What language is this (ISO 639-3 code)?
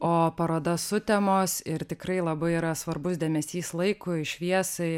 lit